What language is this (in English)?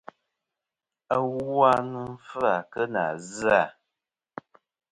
Kom